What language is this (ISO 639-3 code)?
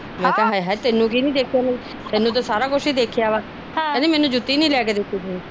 pan